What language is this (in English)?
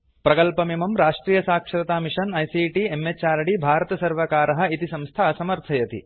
Sanskrit